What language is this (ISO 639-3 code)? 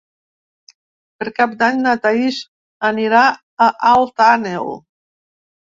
cat